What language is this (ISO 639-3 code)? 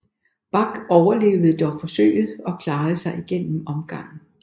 dan